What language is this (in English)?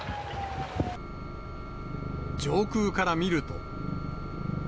Japanese